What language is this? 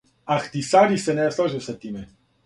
Serbian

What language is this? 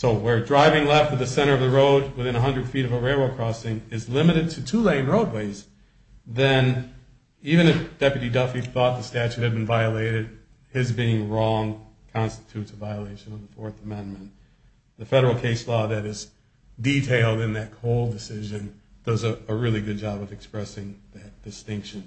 English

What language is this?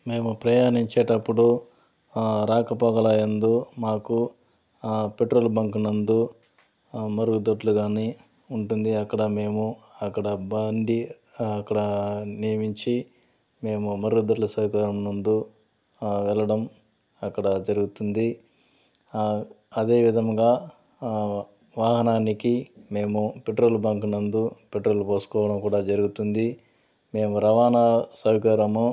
Telugu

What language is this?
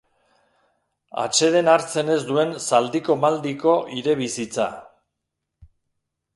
Basque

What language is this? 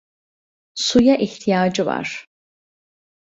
Turkish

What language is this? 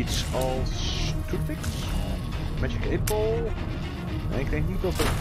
Dutch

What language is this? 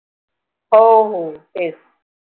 Marathi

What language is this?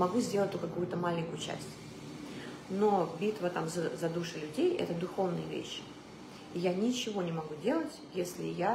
Russian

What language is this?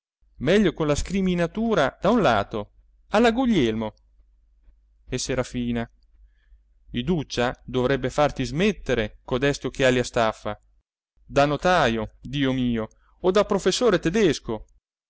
Italian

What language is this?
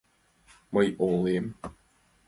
Mari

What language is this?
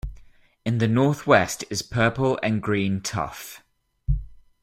English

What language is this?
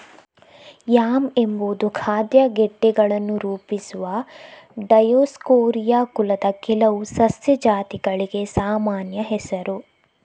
Kannada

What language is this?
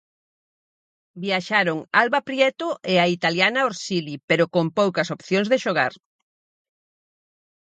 Galician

